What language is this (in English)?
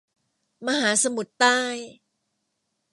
Thai